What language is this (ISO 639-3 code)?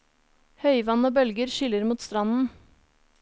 nor